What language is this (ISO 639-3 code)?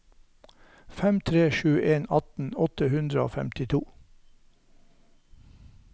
nor